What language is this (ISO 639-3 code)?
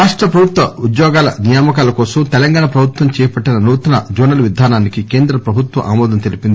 tel